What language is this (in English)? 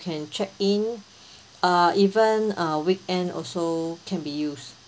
English